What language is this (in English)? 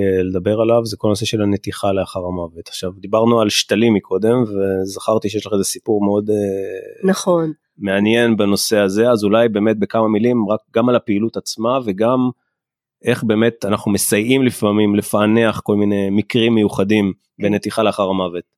Hebrew